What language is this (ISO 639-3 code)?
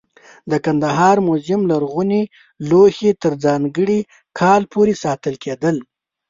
pus